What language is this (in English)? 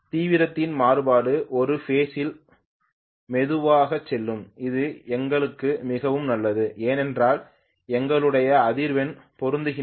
Tamil